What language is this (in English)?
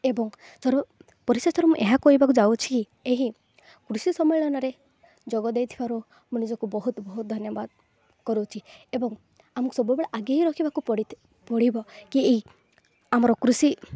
Odia